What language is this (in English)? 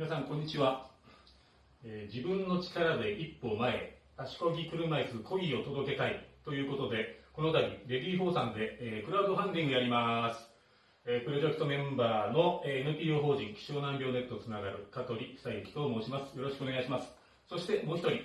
Japanese